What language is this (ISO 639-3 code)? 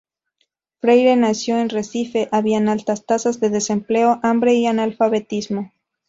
spa